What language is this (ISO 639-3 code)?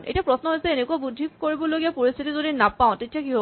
asm